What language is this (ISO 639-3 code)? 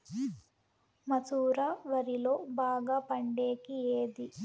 tel